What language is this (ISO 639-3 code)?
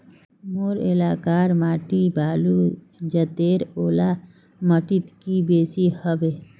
mag